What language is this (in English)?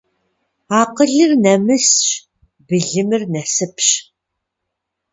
Kabardian